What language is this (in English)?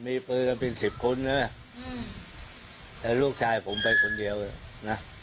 Thai